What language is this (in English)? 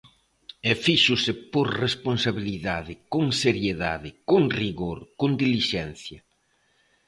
Galician